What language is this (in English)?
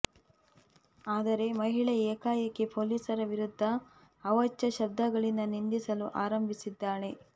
Kannada